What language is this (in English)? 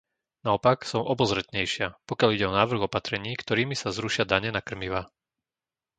Slovak